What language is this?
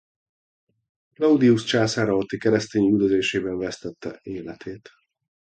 Hungarian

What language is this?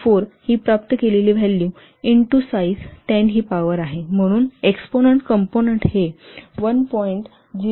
Marathi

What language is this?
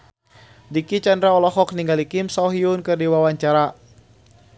Sundanese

